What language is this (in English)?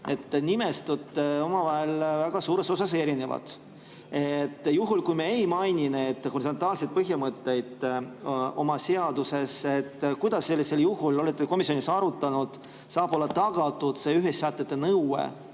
Estonian